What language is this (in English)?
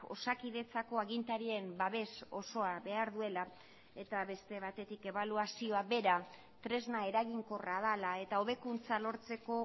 Basque